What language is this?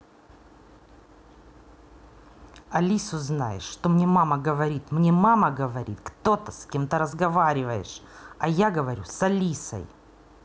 Russian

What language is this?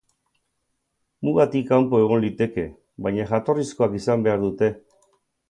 Basque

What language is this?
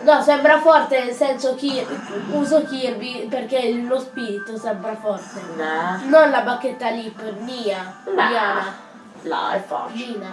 Italian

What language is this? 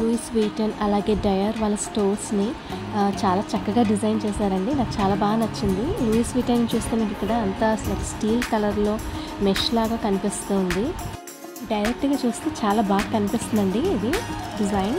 Telugu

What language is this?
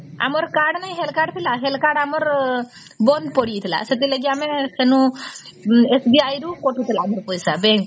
Odia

